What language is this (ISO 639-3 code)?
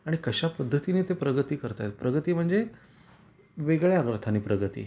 mar